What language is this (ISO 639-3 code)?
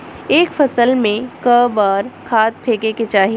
bho